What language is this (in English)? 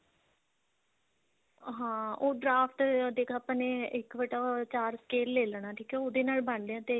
Punjabi